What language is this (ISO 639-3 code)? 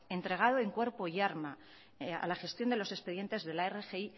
spa